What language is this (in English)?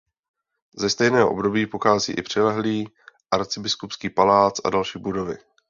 Czech